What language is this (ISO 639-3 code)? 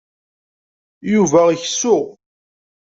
kab